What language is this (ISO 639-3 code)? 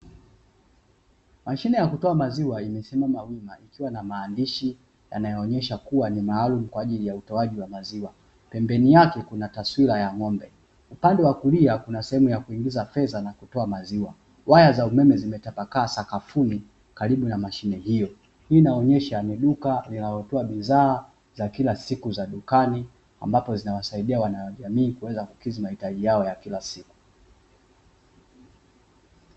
swa